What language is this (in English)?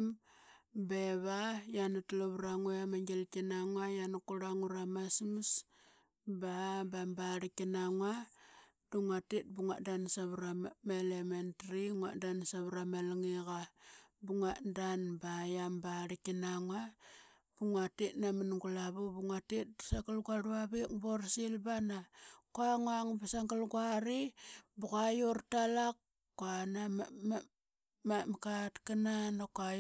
Qaqet